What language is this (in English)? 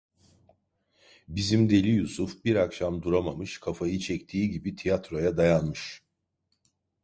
Turkish